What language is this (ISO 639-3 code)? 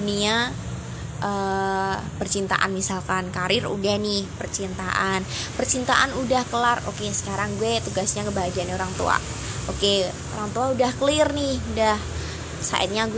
ind